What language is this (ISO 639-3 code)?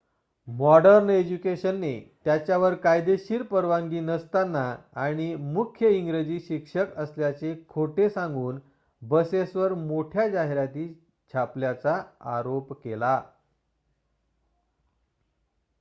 mar